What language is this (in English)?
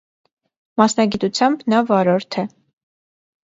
Armenian